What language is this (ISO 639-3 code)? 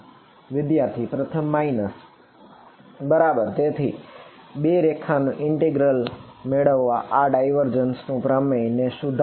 guj